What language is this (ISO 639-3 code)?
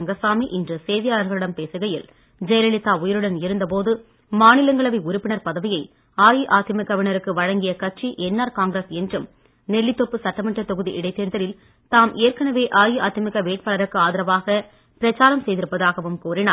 tam